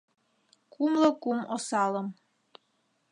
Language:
Mari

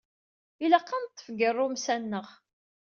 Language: Kabyle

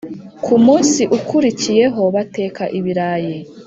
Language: Kinyarwanda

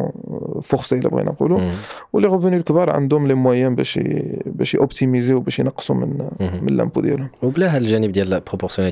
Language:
Arabic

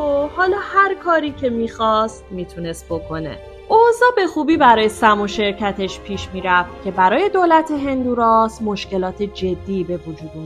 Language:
Persian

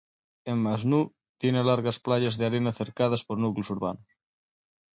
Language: Spanish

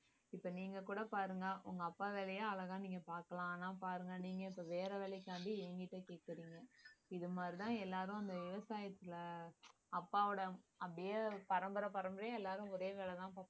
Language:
Tamil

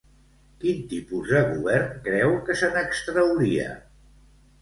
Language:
Catalan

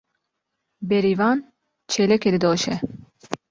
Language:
Kurdish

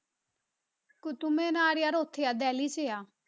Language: Punjabi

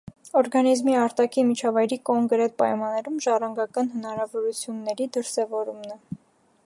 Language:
Armenian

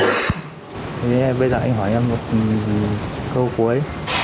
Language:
Vietnamese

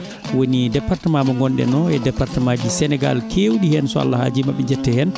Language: Fula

